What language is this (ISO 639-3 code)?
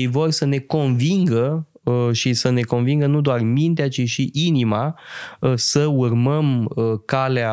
ron